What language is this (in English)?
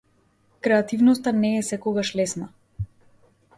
Macedonian